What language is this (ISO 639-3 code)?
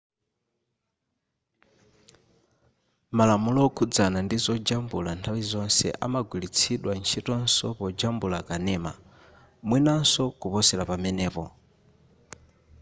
nya